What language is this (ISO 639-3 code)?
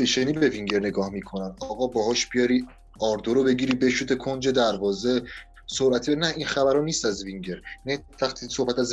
fas